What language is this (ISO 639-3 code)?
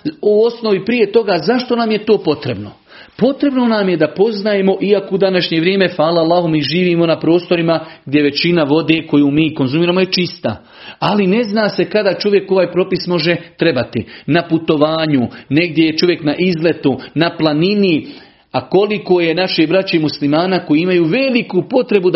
hrv